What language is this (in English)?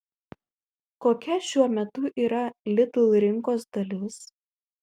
Lithuanian